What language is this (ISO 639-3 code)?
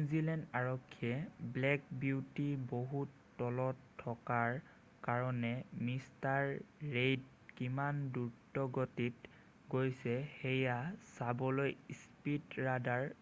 asm